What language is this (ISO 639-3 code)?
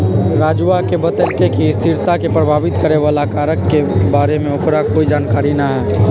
mag